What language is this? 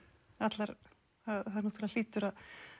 Icelandic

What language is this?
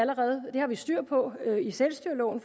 Danish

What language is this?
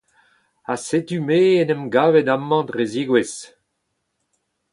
Breton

